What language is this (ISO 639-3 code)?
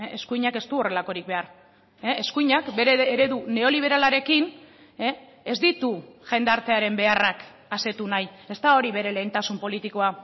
eus